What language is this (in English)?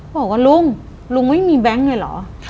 Thai